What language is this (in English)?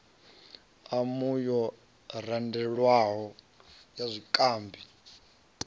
Venda